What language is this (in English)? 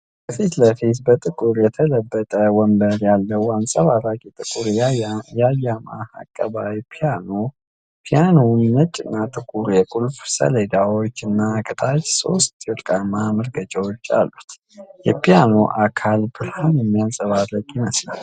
Amharic